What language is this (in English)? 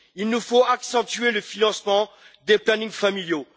French